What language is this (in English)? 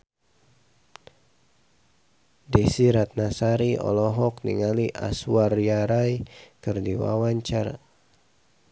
Sundanese